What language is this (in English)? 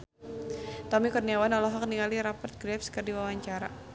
Sundanese